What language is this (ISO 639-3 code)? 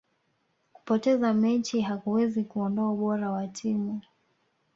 swa